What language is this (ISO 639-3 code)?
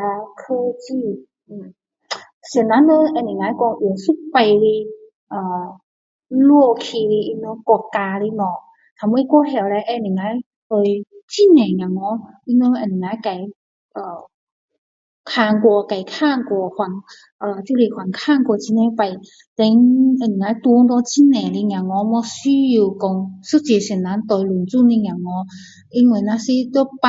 cdo